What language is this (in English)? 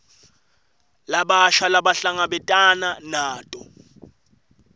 Swati